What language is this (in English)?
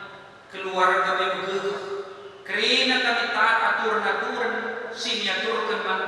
Indonesian